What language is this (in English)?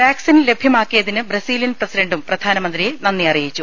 Malayalam